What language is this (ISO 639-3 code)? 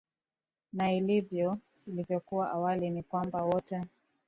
swa